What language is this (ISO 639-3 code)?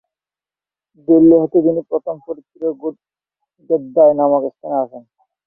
ben